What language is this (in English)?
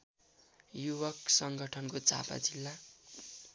Nepali